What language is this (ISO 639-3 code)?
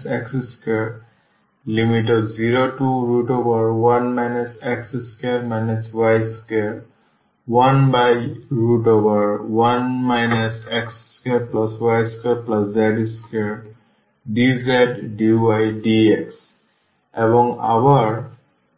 ben